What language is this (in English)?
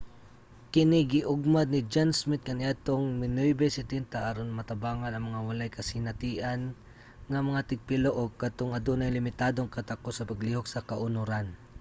Cebuano